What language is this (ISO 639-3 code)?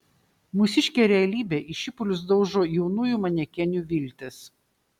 lit